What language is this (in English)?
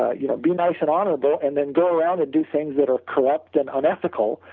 English